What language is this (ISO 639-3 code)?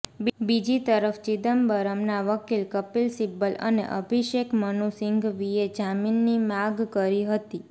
guj